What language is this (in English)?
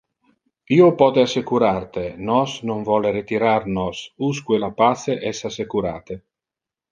Interlingua